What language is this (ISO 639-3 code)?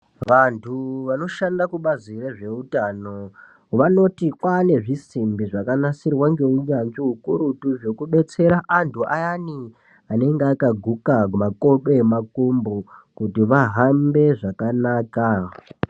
ndc